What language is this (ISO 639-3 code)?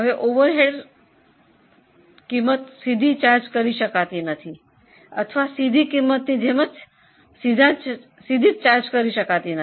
guj